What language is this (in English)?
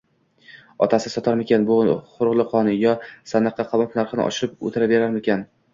Uzbek